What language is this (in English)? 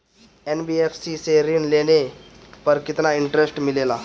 Bhojpuri